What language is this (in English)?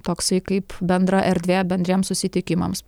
Lithuanian